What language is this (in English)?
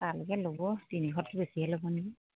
Assamese